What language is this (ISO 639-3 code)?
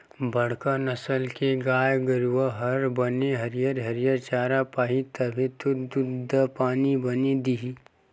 hne